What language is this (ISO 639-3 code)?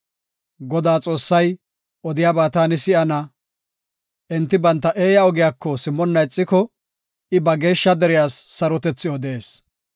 gof